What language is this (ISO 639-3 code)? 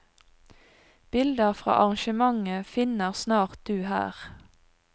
nor